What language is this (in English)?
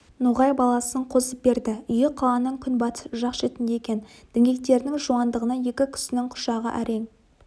Kazakh